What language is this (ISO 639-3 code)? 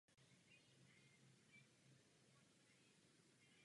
ces